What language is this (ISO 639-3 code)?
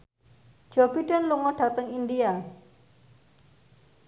jav